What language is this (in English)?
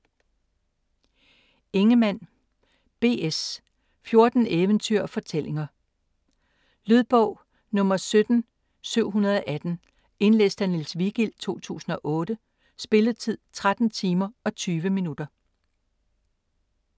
Danish